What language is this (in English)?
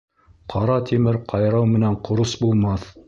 Bashkir